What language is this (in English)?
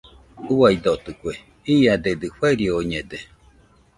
Nüpode Huitoto